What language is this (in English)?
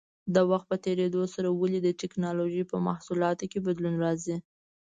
Pashto